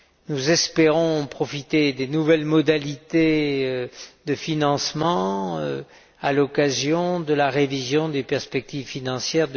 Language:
French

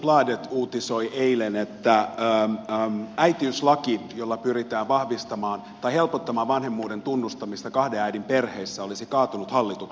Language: Finnish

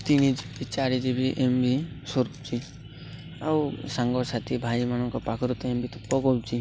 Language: Odia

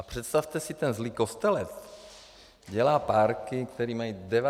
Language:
Czech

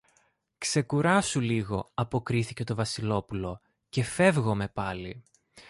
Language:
Greek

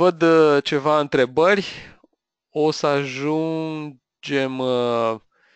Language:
Romanian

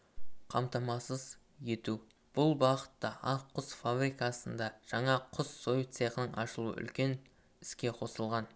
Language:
Kazakh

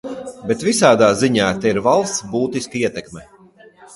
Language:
Latvian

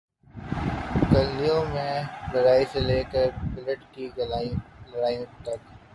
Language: Urdu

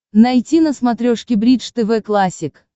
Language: Russian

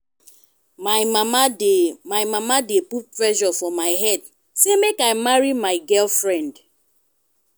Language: Nigerian Pidgin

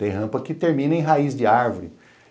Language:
Portuguese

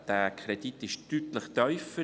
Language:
Swiss German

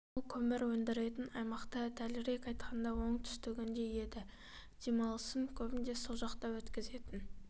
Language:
Kazakh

